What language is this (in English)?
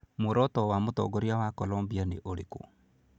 Kikuyu